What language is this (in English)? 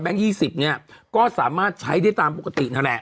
Thai